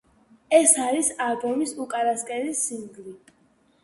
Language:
Georgian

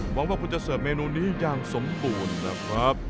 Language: Thai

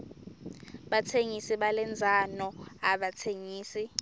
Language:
Swati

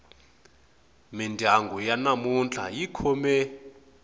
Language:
Tsonga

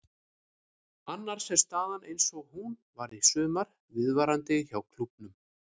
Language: Icelandic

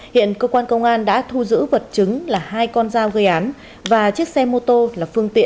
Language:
Vietnamese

